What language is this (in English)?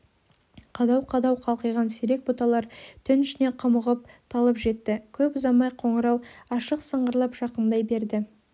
Kazakh